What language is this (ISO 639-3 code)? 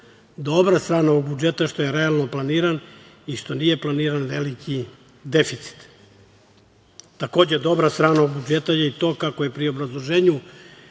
srp